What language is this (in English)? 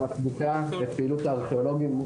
Hebrew